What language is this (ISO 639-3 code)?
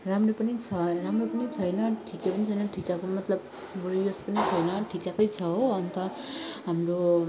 nep